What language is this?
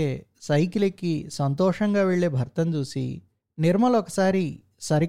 Telugu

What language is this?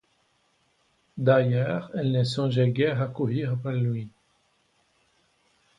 French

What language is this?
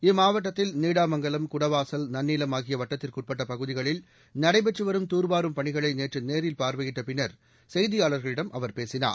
Tamil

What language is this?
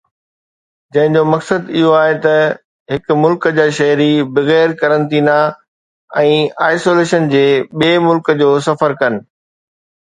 Sindhi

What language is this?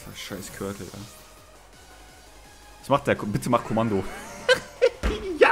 German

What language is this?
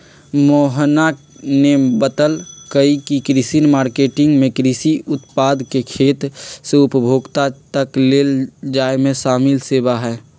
Magahi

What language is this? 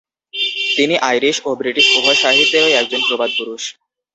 Bangla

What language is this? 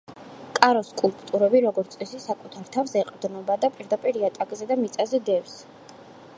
Georgian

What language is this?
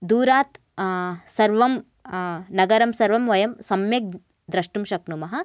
Sanskrit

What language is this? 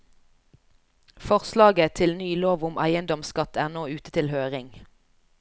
Norwegian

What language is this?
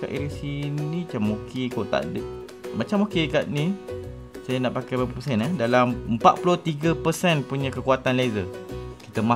Malay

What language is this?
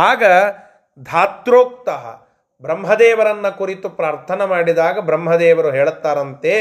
Kannada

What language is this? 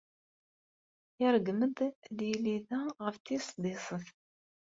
Kabyle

